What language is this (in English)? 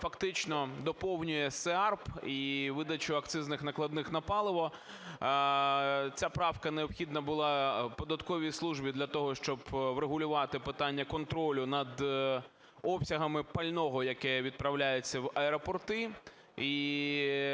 Ukrainian